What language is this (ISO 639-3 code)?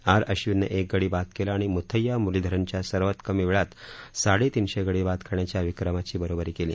mar